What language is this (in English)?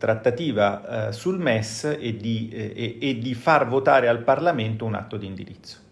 Italian